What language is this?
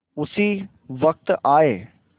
Hindi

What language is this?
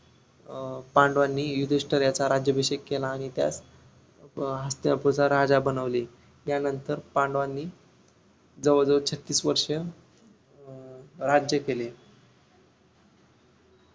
Marathi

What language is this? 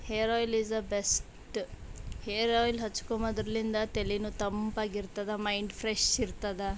Kannada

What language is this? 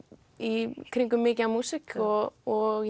Icelandic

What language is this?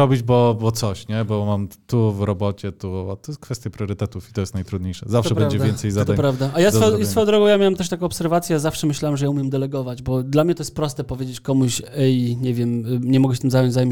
Polish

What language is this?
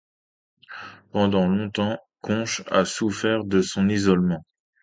French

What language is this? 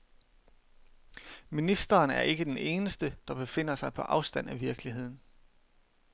Danish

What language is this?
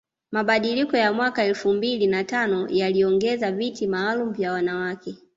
Swahili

